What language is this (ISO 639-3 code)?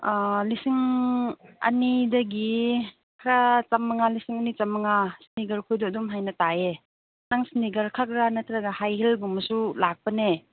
mni